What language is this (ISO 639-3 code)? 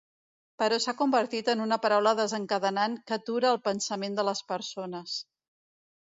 cat